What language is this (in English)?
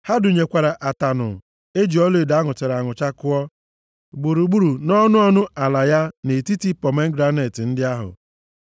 Igbo